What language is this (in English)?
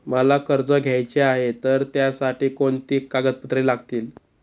Marathi